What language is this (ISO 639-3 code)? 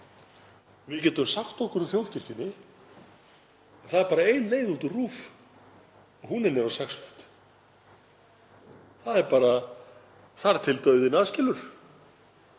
isl